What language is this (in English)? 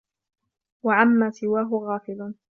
Arabic